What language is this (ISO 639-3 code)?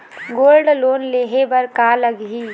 hne